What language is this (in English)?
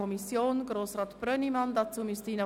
Swiss German